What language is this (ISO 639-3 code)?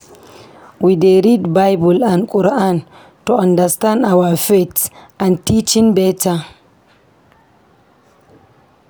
pcm